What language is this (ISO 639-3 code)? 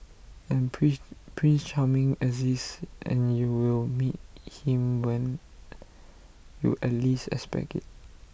eng